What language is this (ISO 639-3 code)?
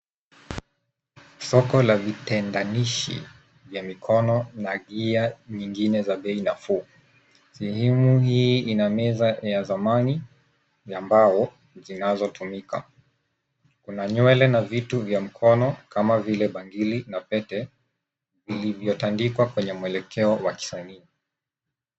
swa